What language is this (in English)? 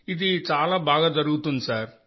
Telugu